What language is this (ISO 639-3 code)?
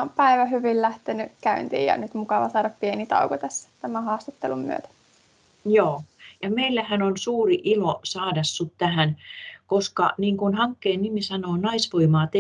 fin